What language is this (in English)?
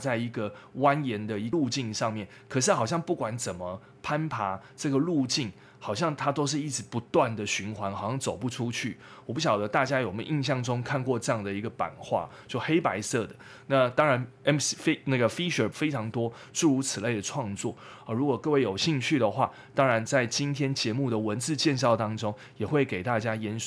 Chinese